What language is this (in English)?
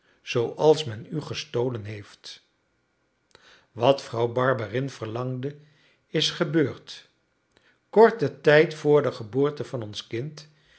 Dutch